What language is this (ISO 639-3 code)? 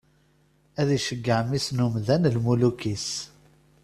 kab